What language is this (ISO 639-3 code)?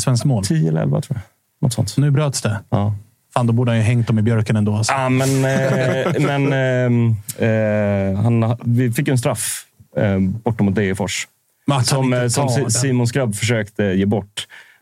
swe